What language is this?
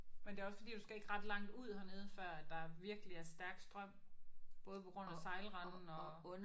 Danish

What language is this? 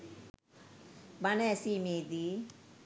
Sinhala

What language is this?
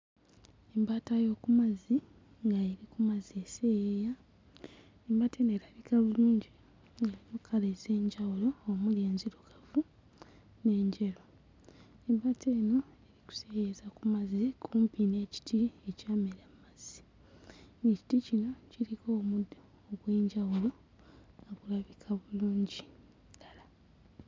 Ganda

